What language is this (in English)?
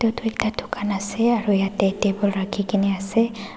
Naga Pidgin